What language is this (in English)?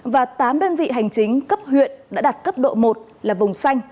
Vietnamese